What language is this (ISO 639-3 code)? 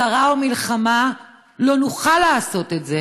heb